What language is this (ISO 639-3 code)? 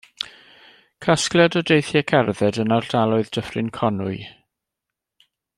cym